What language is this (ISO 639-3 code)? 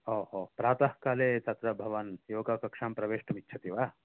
san